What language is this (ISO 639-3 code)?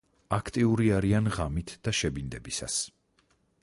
kat